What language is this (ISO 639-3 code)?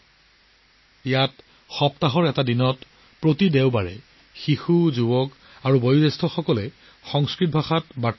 asm